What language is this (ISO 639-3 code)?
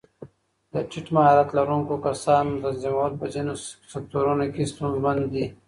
pus